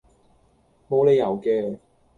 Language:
Cantonese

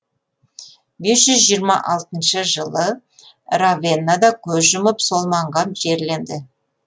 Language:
Kazakh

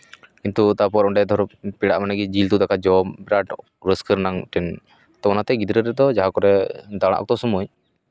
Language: Santali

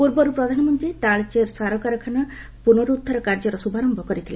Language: Odia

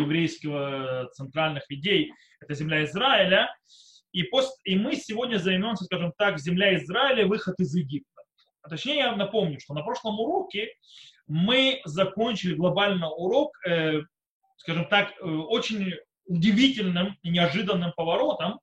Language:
Russian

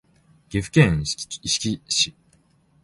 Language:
Japanese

